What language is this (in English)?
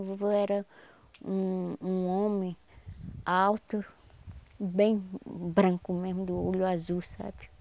Portuguese